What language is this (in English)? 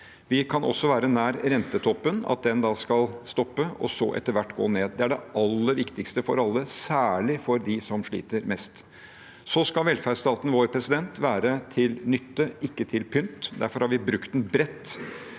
Norwegian